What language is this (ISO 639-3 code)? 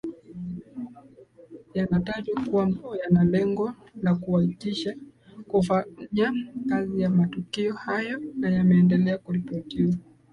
swa